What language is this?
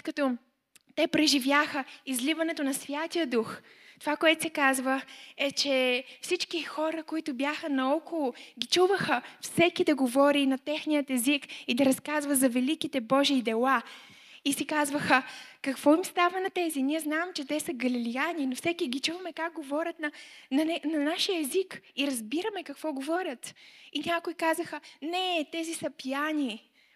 Bulgarian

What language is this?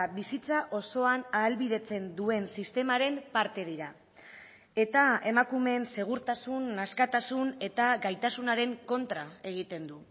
Basque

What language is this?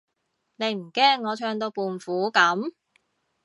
Cantonese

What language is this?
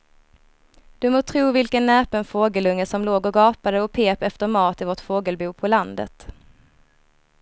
Swedish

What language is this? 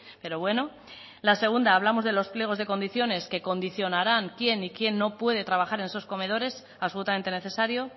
Spanish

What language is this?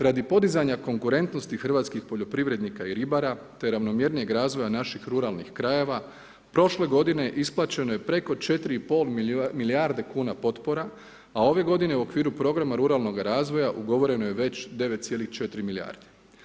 Croatian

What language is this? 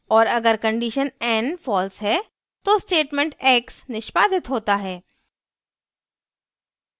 Hindi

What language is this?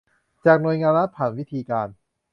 Thai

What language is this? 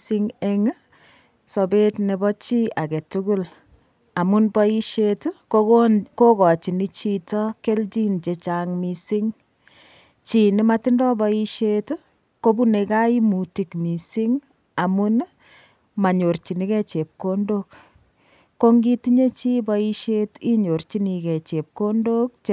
Kalenjin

